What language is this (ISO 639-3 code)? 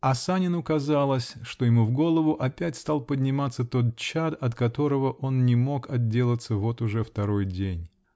rus